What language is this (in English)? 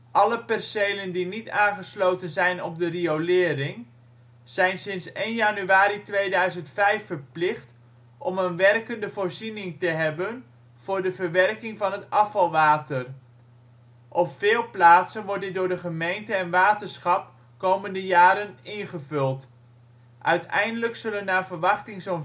Dutch